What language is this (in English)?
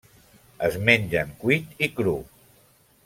Catalan